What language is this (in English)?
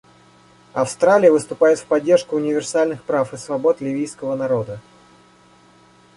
Russian